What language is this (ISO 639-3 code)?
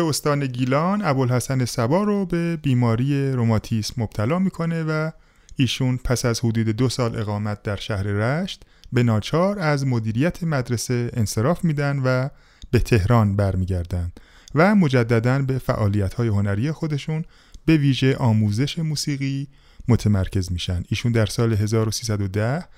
fas